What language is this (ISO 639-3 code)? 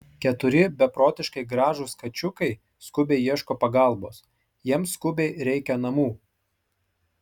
lit